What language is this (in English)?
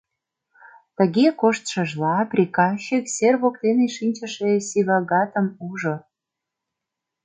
Mari